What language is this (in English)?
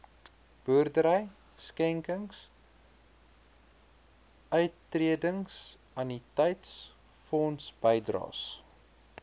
Afrikaans